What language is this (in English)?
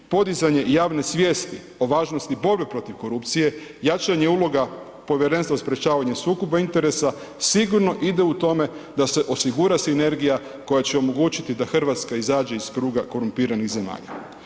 Croatian